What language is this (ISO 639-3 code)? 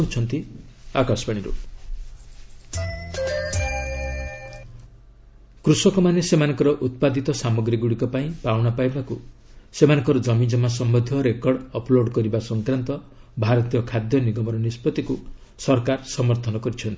ori